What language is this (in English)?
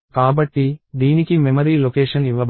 Telugu